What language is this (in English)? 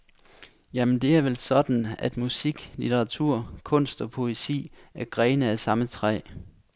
Danish